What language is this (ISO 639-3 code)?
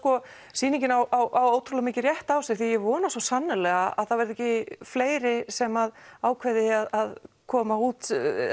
isl